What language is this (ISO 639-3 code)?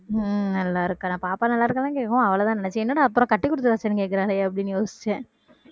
tam